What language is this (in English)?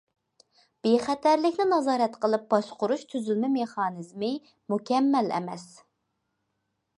Uyghur